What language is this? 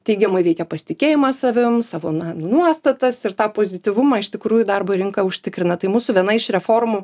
Lithuanian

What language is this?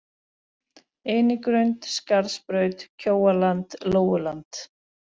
Icelandic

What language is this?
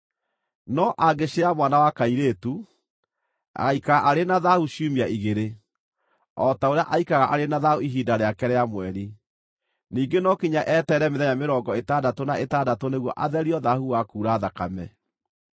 Kikuyu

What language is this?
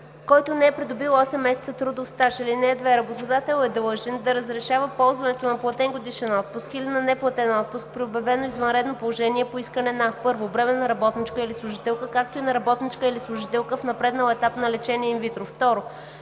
Bulgarian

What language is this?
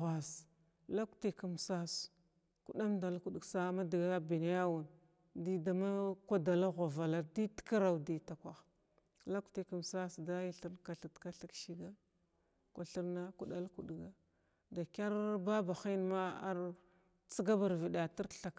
Glavda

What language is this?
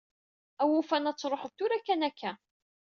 Kabyle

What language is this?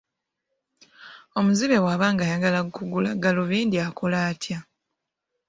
Ganda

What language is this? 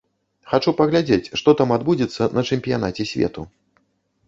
Belarusian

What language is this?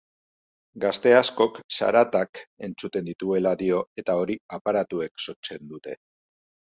Basque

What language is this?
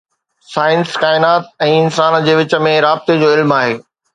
Sindhi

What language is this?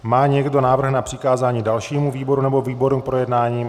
Czech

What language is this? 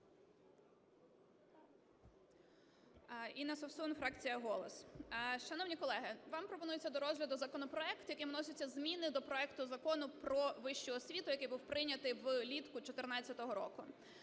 Ukrainian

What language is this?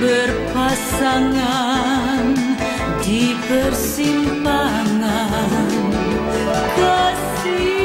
Indonesian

